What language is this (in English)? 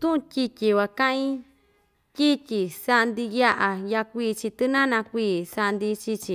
Ixtayutla Mixtec